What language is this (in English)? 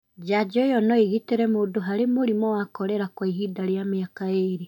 Kikuyu